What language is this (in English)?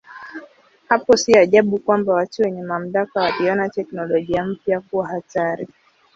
Swahili